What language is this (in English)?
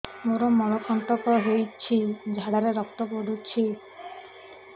Odia